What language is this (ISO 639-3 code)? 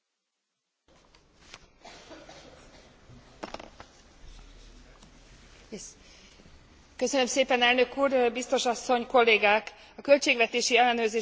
hun